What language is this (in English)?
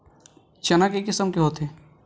Chhattisgarhi